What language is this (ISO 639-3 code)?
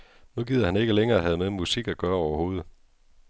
dan